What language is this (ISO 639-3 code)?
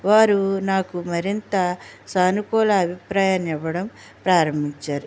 tel